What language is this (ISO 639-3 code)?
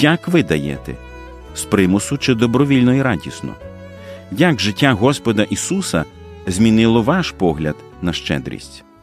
ukr